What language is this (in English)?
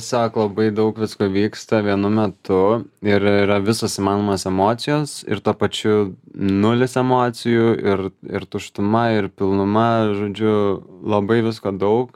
Lithuanian